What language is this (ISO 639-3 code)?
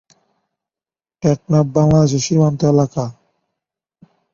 ben